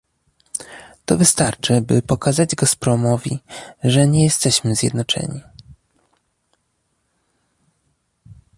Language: Polish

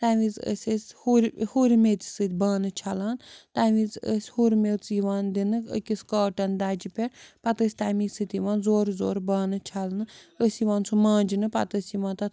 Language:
Kashmiri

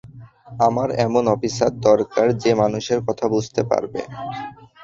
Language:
Bangla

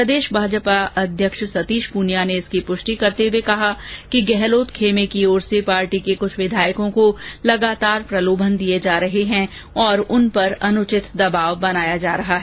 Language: Hindi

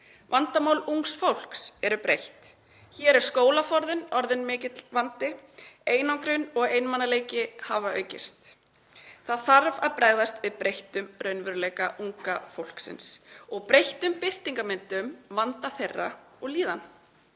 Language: Icelandic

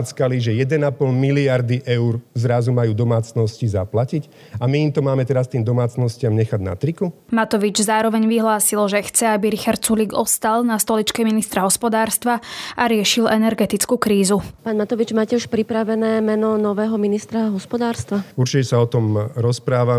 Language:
Slovak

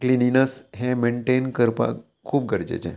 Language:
Konkani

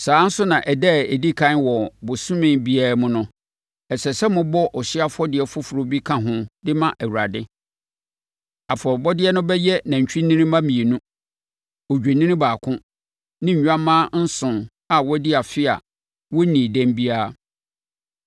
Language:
Akan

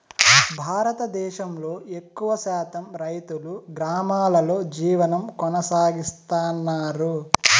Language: Telugu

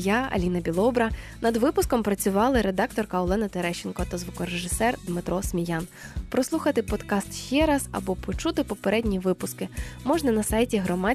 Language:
Ukrainian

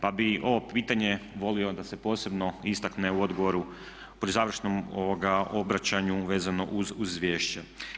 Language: Croatian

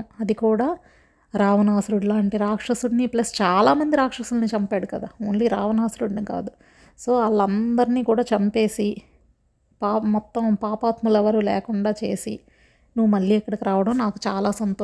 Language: Telugu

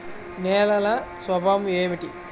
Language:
Telugu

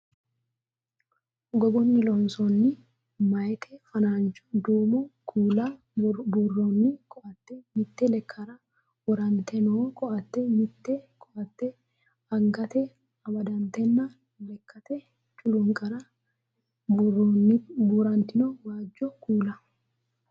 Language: Sidamo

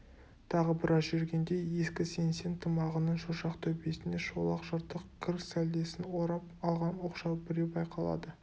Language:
Kazakh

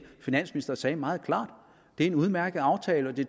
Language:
Danish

